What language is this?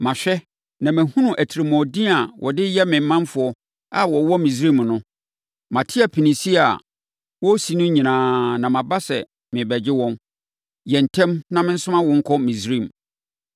Akan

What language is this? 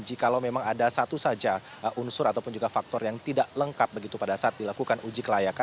Indonesian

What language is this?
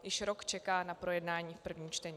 Czech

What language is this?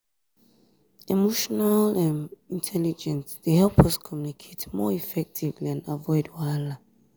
Nigerian Pidgin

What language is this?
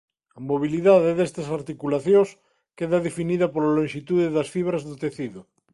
Galician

